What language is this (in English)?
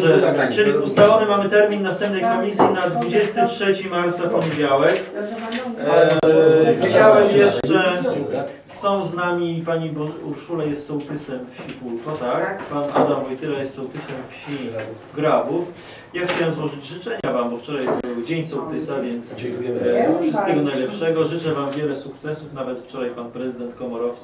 Polish